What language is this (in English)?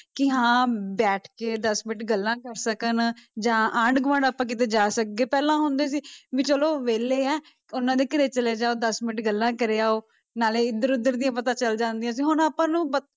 Punjabi